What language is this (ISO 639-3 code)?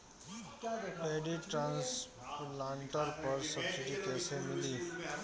bho